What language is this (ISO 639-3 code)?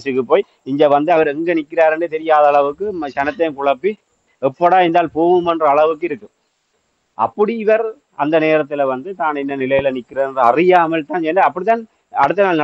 tam